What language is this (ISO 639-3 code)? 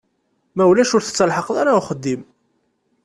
kab